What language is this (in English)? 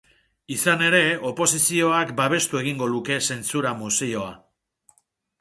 Basque